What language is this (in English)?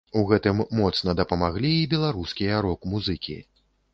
Belarusian